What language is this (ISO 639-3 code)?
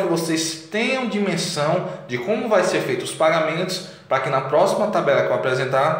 por